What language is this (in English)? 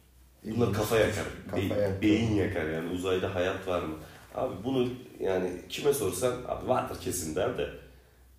Turkish